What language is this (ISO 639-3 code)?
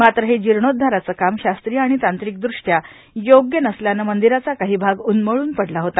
mar